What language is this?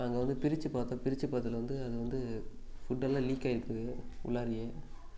Tamil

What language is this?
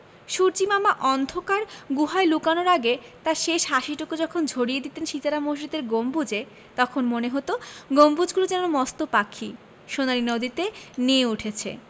Bangla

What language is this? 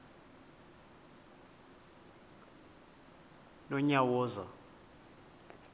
Xhosa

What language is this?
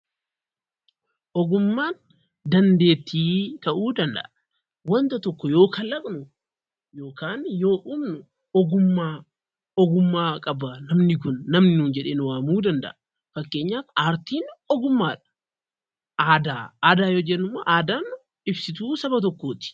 Oromo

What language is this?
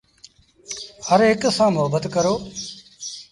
Sindhi Bhil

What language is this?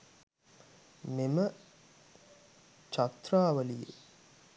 Sinhala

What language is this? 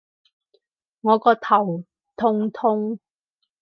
Cantonese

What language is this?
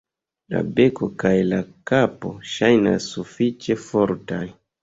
Esperanto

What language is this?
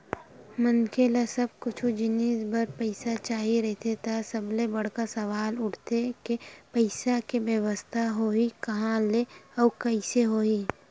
Chhattisgarhi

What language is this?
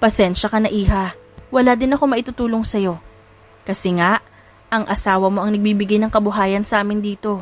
Filipino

